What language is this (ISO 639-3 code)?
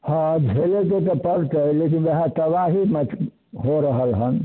mai